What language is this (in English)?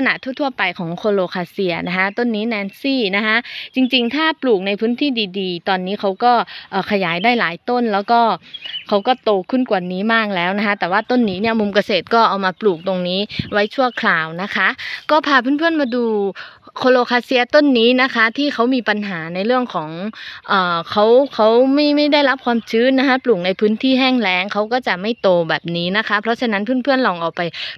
Thai